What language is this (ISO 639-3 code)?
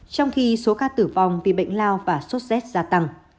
vie